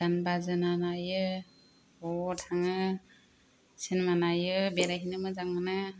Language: Bodo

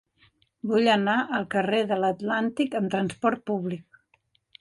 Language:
Catalan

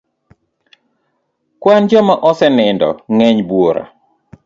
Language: Luo (Kenya and Tanzania)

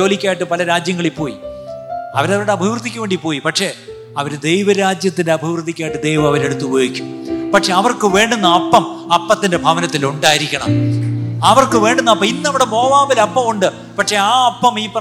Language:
Malayalam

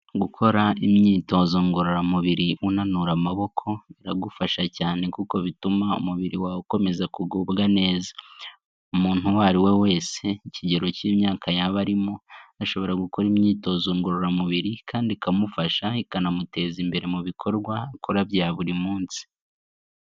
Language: Kinyarwanda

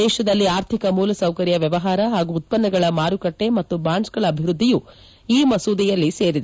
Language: Kannada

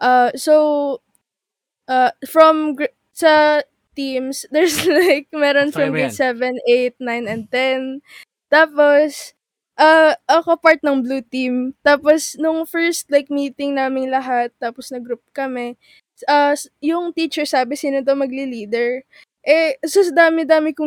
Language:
Filipino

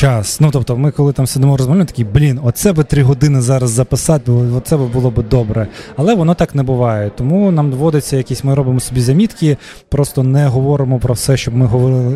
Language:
Ukrainian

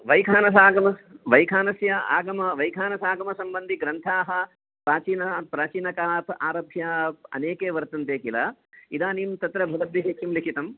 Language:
Sanskrit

